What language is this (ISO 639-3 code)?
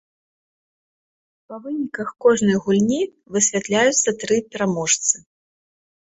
bel